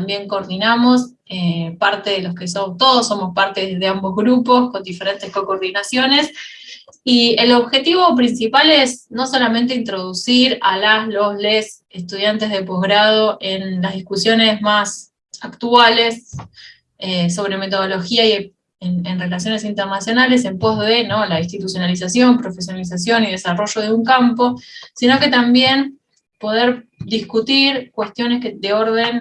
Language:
Spanish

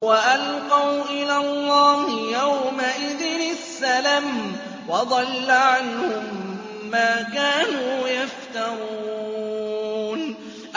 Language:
Arabic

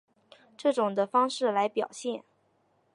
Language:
Chinese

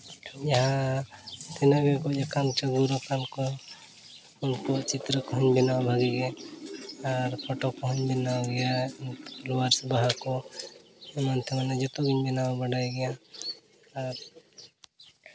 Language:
Santali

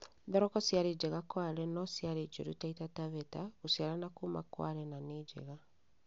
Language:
Kikuyu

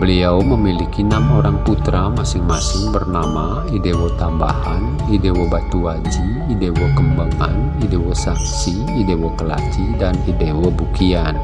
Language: Indonesian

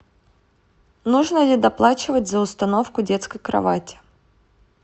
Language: Russian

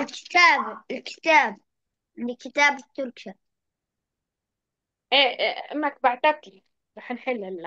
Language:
Arabic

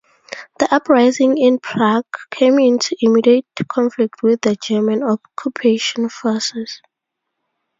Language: English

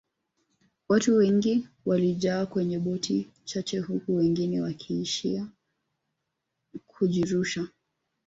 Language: Swahili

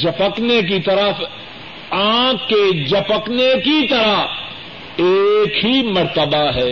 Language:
Urdu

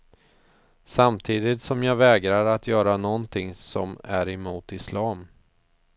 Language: Swedish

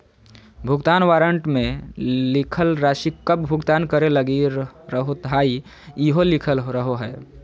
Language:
Magahi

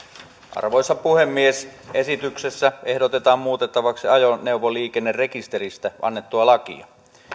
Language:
Finnish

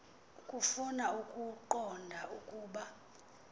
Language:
Xhosa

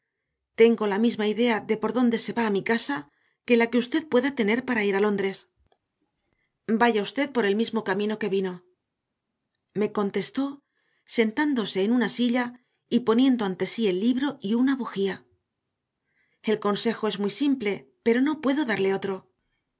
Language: Spanish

